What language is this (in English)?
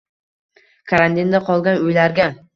Uzbek